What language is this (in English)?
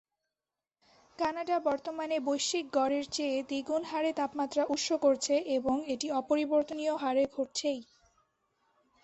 Bangla